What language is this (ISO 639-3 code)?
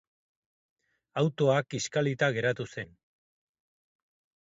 eus